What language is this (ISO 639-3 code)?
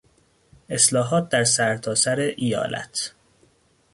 fas